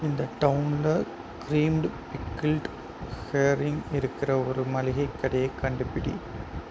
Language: Tamil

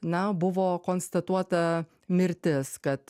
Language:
Lithuanian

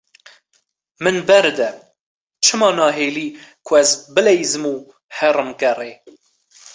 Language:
Kurdish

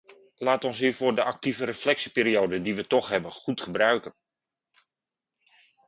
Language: Dutch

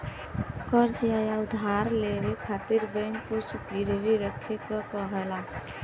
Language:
Bhojpuri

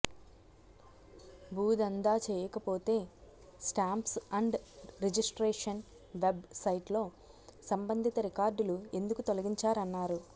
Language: Telugu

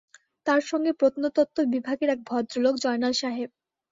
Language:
Bangla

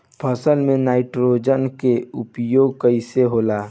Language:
Bhojpuri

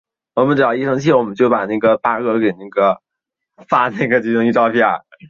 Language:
Chinese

